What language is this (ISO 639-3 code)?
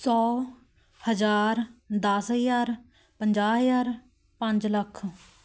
pan